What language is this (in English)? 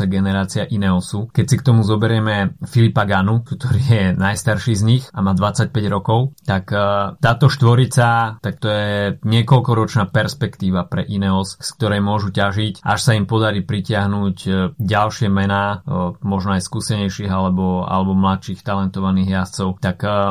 Slovak